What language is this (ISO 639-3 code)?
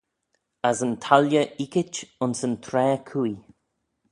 glv